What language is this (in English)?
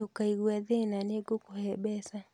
Kikuyu